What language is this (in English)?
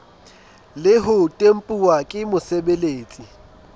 Southern Sotho